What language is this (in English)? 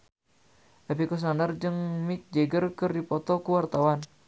Sundanese